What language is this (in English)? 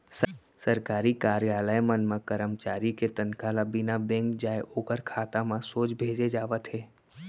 Chhattisgarhi